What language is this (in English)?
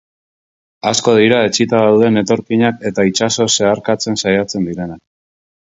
Basque